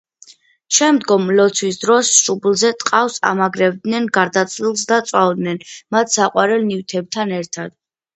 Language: Georgian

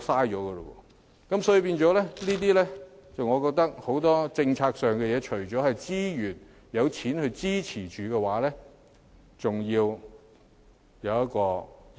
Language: Cantonese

